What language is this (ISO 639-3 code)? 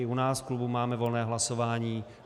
ces